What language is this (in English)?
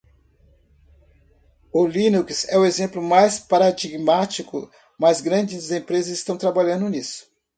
Portuguese